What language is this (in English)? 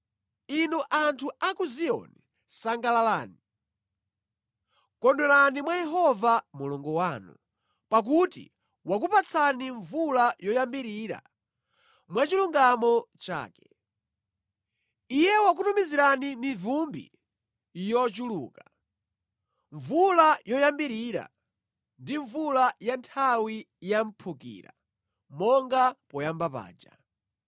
Nyanja